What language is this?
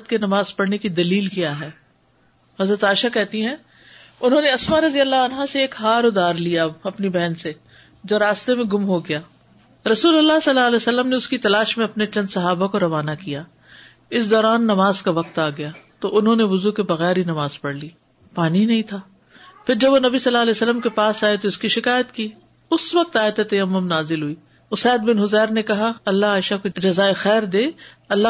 Urdu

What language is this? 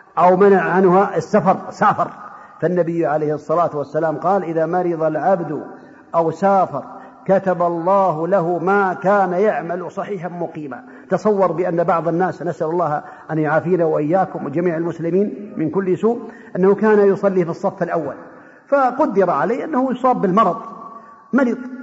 Arabic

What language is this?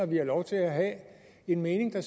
Danish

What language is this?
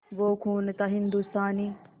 Hindi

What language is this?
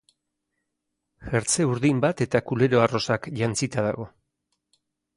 Basque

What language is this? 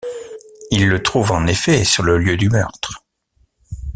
French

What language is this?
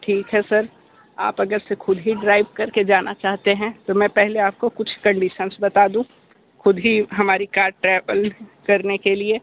Hindi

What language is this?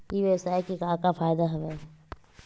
Chhattisgarhi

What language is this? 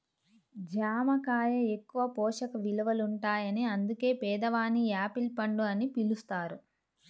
Telugu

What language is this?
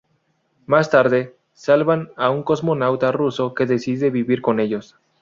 Spanish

